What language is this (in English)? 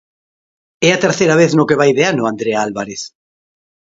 Galician